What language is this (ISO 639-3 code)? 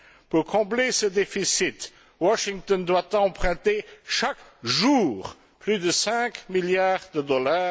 fra